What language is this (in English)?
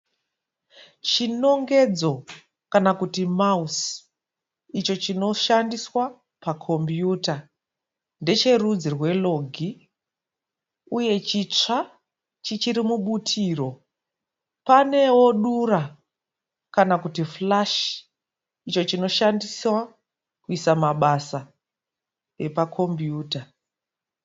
Shona